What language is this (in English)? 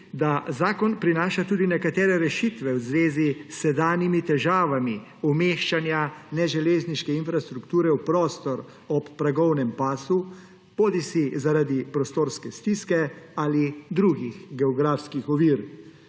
Slovenian